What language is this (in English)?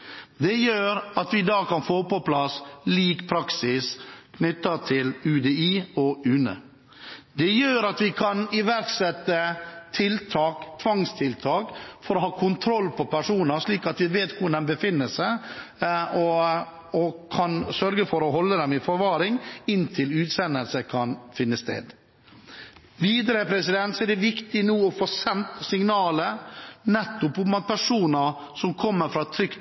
Norwegian Bokmål